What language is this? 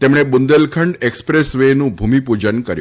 Gujarati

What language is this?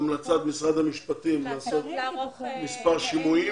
Hebrew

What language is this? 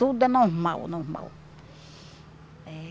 Portuguese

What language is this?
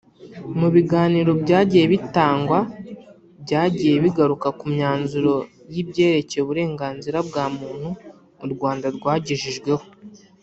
Kinyarwanda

